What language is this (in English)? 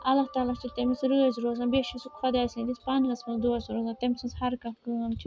Kashmiri